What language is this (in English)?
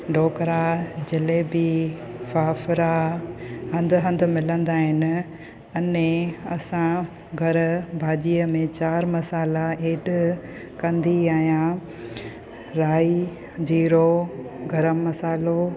Sindhi